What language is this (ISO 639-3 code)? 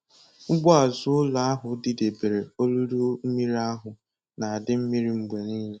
ibo